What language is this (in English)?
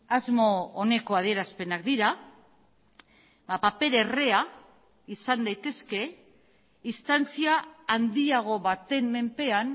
Basque